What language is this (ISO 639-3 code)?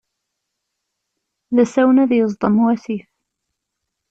kab